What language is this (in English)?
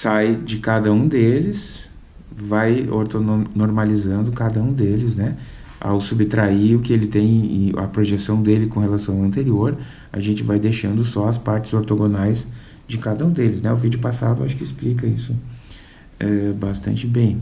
Portuguese